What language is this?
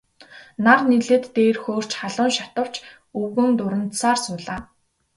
Mongolian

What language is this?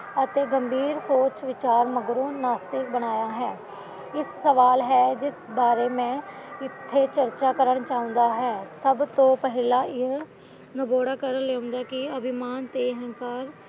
Punjabi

